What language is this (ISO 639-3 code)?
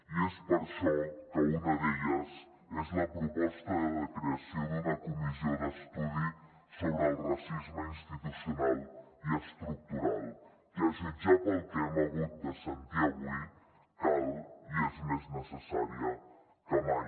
cat